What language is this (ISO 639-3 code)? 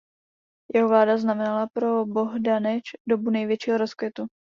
ces